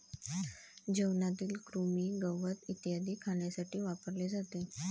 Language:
Marathi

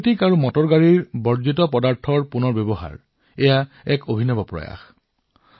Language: Assamese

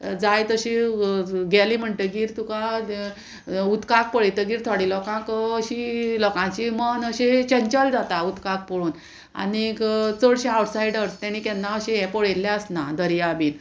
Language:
Konkani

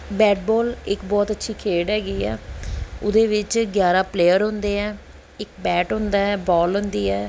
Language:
Punjabi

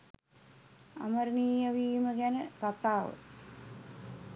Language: Sinhala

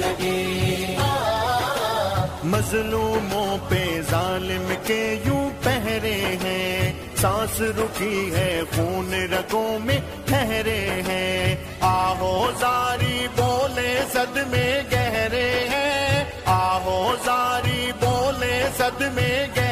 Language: Urdu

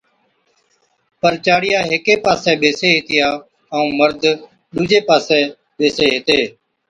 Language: Od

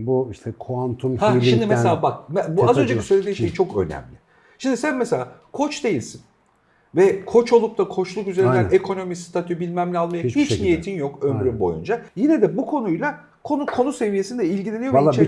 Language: Turkish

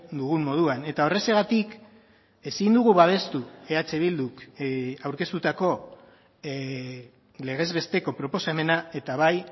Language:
Basque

